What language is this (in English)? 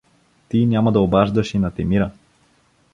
Bulgarian